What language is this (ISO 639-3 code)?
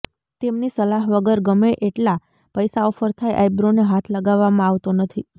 guj